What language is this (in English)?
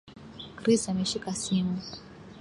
Swahili